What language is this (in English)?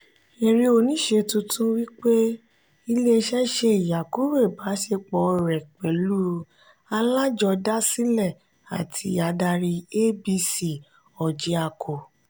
Yoruba